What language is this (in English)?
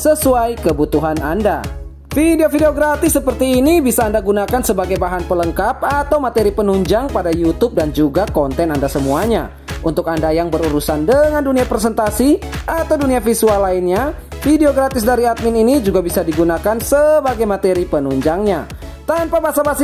Indonesian